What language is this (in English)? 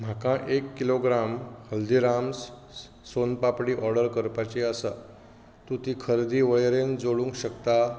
Konkani